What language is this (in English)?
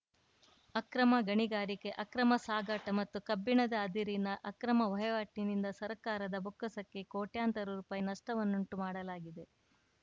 Kannada